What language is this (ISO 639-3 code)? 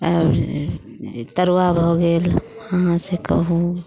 mai